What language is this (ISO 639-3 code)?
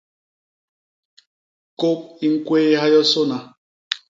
bas